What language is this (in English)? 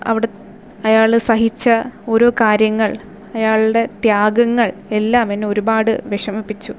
Malayalam